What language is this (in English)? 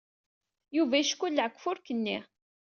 Kabyle